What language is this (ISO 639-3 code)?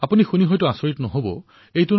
asm